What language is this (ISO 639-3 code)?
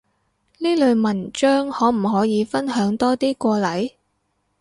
yue